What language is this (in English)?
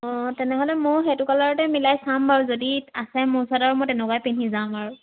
Assamese